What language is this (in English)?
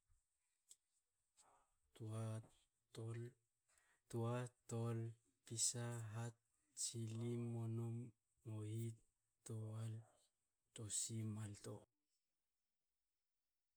Hakö